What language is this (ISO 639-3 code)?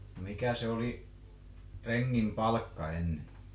fin